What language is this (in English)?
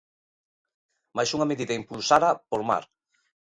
Galician